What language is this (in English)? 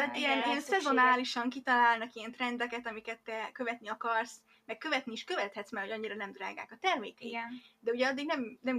Hungarian